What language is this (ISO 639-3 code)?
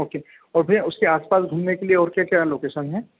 hin